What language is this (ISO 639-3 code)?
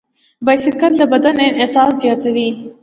pus